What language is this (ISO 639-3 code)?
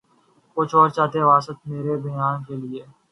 urd